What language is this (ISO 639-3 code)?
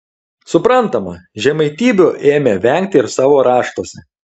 lit